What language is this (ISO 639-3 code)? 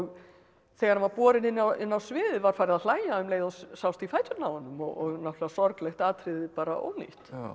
isl